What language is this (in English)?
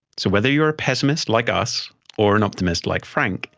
English